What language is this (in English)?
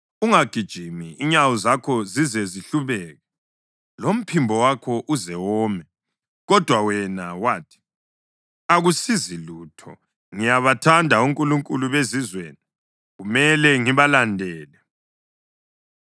North Ndebele